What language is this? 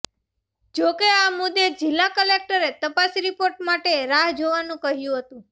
Gujarati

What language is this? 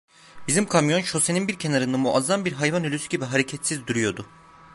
Turkish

